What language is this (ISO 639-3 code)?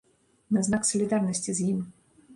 bel